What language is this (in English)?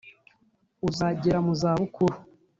Kinyarwanda